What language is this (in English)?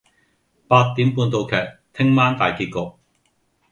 Cantonese